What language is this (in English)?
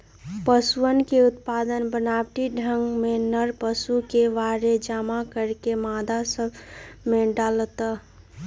Magahi